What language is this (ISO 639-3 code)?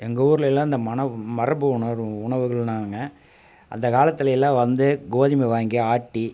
tam